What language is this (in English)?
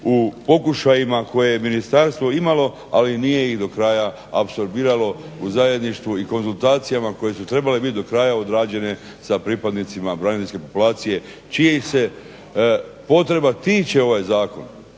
Croatian